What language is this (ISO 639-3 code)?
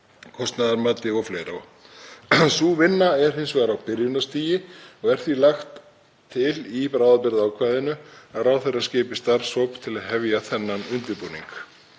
isl